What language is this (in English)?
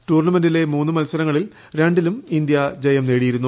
Malayalam